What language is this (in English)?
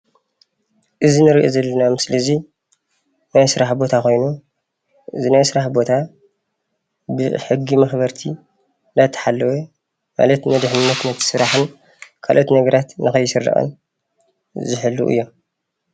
Tigrinya